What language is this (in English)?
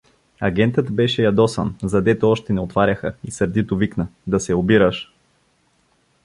Bulgarian